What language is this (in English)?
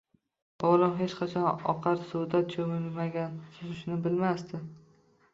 Uzbek